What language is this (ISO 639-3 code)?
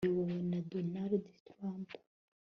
kin